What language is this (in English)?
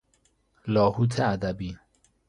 Persian